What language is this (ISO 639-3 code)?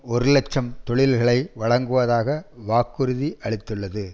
tam